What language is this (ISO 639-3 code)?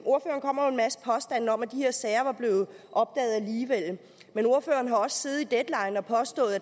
dan